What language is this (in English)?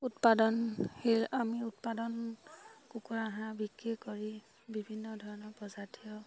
Assamese